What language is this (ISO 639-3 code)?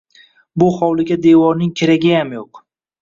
uzb